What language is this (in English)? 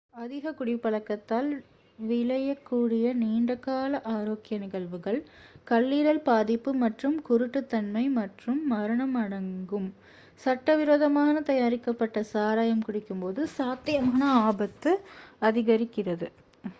Tamil